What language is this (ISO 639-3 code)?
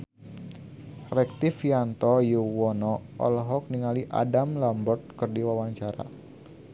sun